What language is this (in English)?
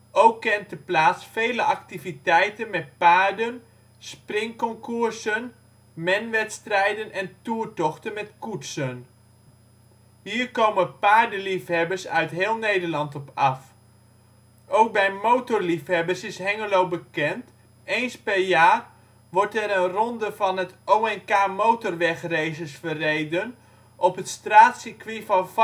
Dutch